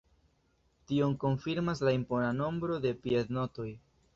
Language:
Esperanto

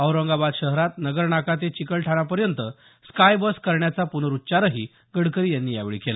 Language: Marathi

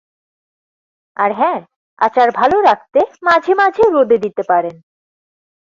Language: Bangla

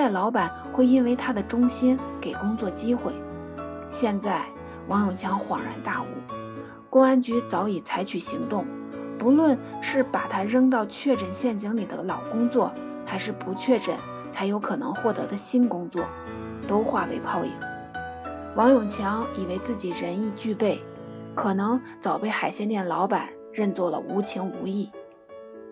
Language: Chinese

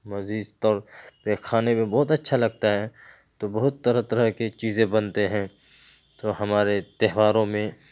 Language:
Urdu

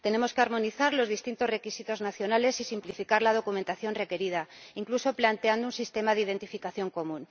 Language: Spanish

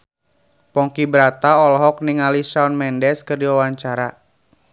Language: Sundanese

